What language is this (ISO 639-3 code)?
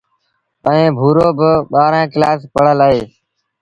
sbn